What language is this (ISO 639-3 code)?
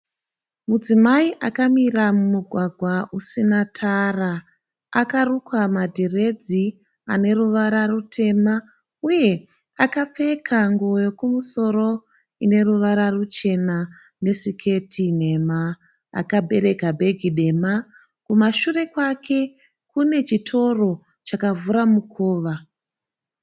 sna